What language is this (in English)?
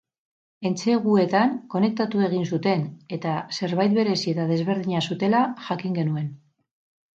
Basque